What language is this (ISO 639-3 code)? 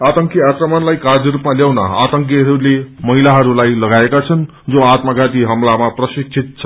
nep